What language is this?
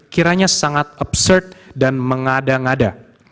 Indonesian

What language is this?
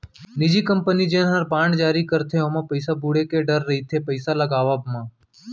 Chhattisgarhi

